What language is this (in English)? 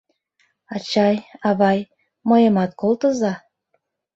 Mari